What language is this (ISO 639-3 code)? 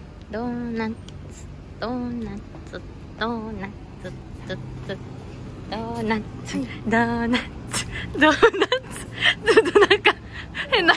jpn